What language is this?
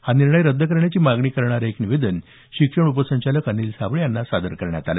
Marathi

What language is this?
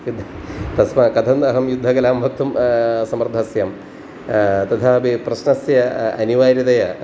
Sanskrit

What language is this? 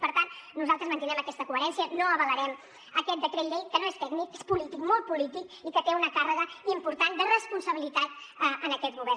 Catalan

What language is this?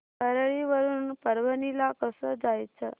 Marathi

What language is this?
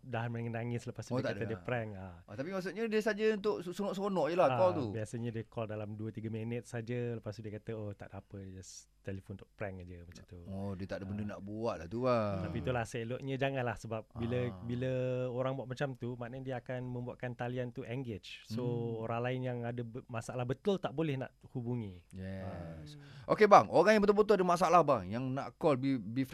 Malay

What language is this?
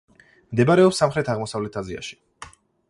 Georgian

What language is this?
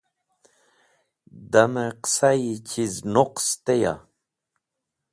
Wakhi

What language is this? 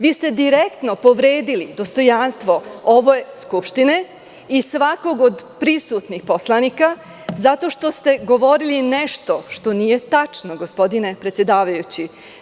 Serbian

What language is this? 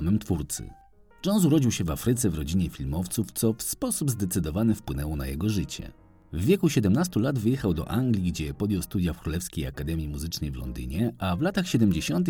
Polish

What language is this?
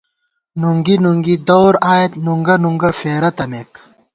Gawar-Bati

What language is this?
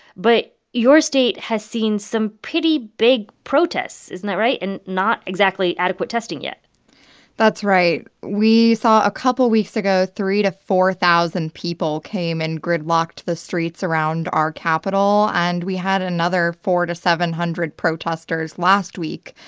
English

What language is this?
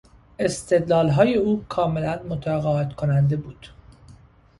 Persian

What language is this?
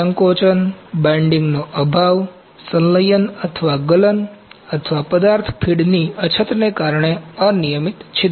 Gujarati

